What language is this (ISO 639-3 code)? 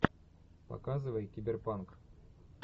rus